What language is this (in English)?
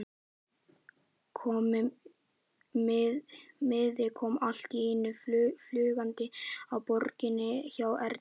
Icelandic